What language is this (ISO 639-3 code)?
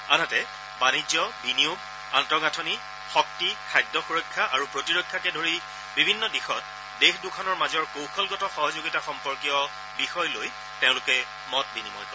asm